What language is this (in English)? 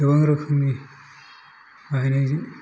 Bodo